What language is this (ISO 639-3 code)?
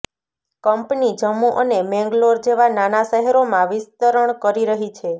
guj